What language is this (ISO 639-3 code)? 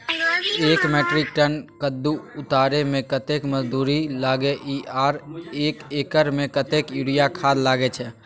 mai